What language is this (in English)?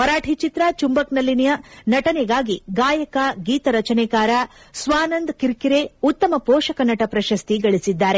Kannada